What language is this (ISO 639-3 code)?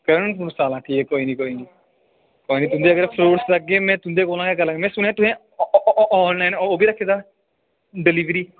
doi